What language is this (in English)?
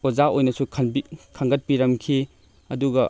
Manipuri